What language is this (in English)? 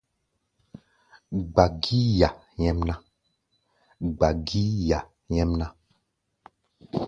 Gbaya